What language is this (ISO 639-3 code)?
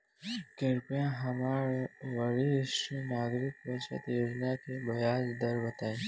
bho